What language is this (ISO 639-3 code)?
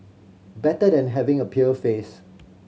eng